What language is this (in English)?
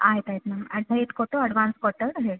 Kannada